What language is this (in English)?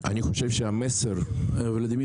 Hebrew